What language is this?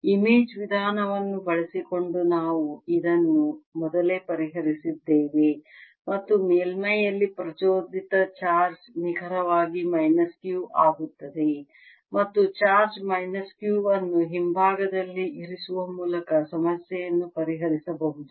Kannada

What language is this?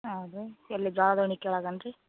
Kannada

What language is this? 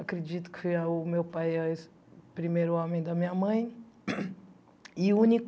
Portuguese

